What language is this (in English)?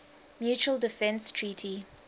English